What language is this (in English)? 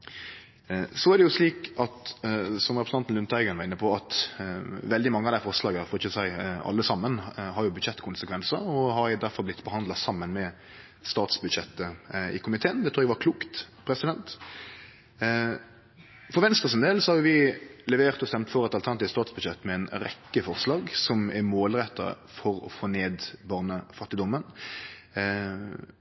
Norwegian Nynorsk